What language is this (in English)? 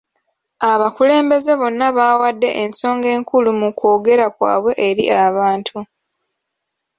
Ganda